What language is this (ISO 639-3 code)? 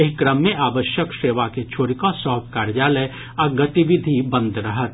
mai